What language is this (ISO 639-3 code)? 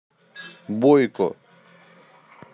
rus